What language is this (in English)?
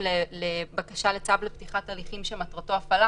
Hebrew